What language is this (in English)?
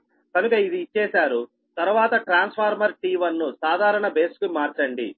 Telugu